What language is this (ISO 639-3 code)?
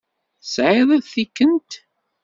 kab